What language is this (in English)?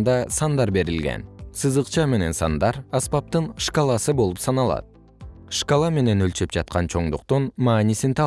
Kyrgyz